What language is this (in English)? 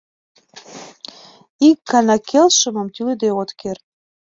Mari